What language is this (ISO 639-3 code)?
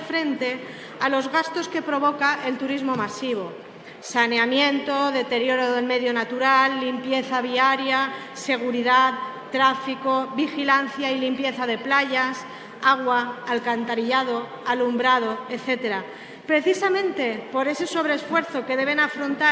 spa